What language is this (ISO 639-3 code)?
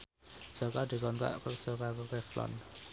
jav